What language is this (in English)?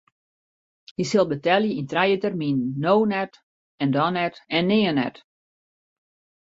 Western Frisian